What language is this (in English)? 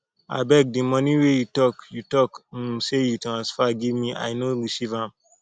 Nigerian Pidgin